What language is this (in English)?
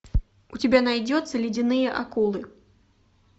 Russian